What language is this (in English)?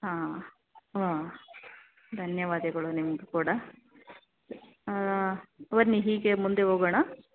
Kannada